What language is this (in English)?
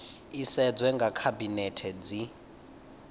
Venda